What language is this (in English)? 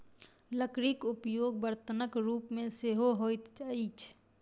Maithili